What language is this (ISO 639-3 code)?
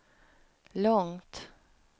swe